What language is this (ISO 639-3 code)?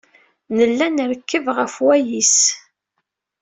kab